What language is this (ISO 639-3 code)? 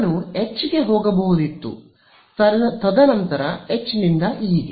kan